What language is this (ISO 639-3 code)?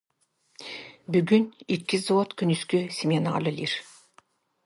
sah